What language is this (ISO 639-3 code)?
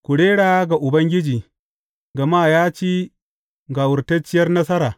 hau